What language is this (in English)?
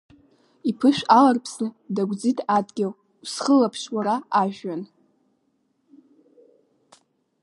Abkhazian